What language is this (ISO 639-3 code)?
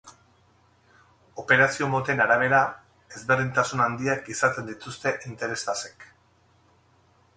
eus